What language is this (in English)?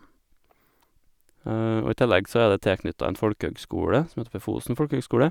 Norwegian